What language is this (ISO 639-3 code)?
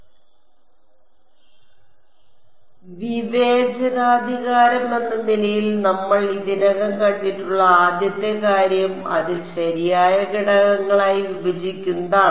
mal